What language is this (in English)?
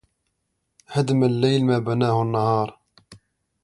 Arabic